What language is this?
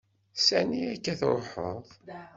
Kabyle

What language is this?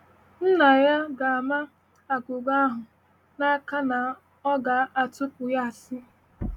Igbo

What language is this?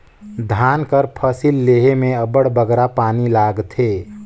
Chhattisgarhi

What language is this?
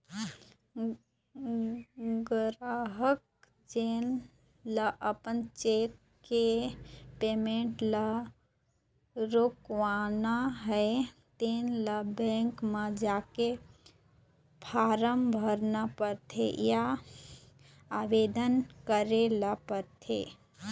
Chhattisgarhi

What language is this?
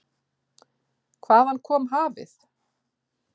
Icelandic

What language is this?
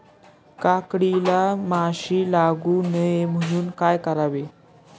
Marathi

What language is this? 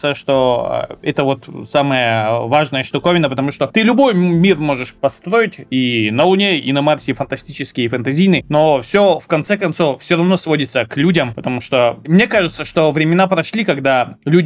Russian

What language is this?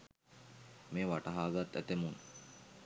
Sinhala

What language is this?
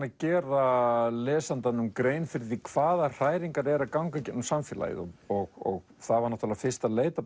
Icelandic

